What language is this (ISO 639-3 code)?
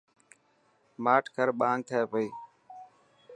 mki